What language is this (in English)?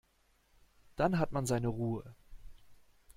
German